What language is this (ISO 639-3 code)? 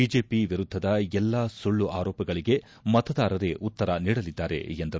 kan